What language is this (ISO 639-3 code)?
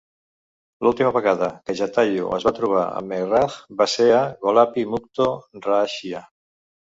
cat